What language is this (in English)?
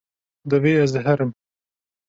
Kurdish